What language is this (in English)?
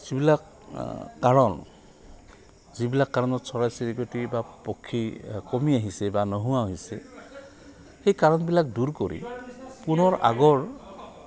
Assamese